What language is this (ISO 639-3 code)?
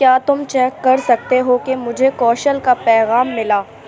urd